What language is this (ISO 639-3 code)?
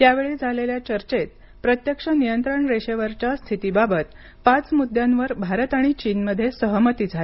mar